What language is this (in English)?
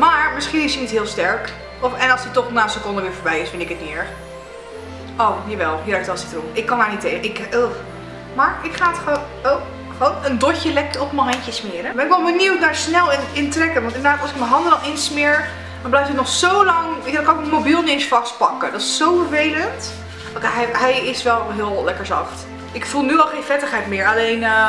Dutch